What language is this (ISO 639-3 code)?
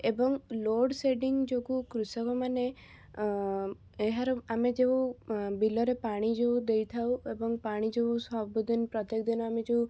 ori